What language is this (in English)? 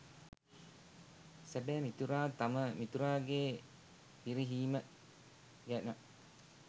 Sinhala